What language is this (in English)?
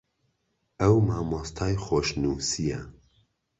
Central Kurdish